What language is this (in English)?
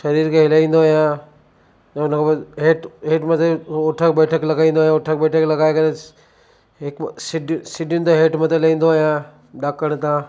Sindhi